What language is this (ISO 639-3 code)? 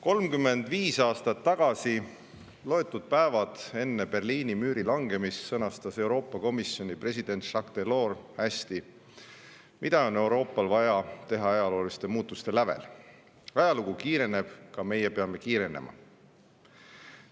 est